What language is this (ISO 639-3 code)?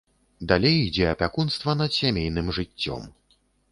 bel